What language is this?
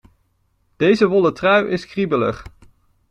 Dutch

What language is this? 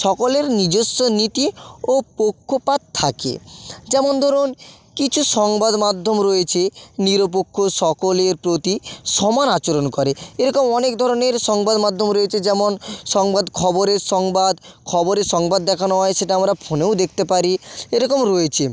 Bangla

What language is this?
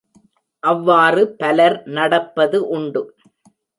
Tamil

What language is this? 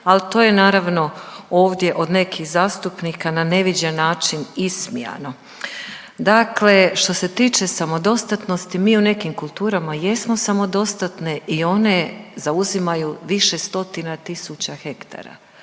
Croatian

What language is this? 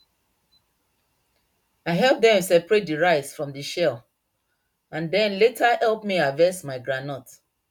Nigerian Pidgin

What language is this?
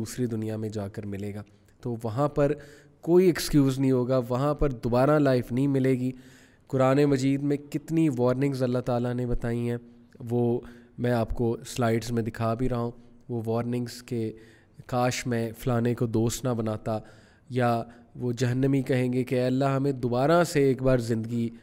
Urdu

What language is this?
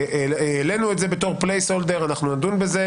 Hebrew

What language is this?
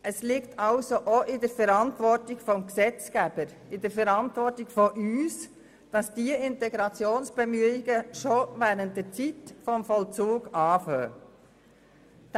Swiss German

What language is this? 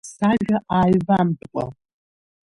Abkhazian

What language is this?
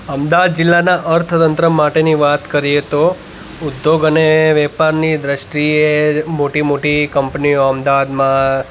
Gujarati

